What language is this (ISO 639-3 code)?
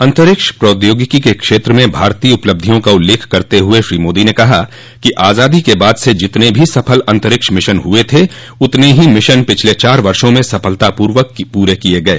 hin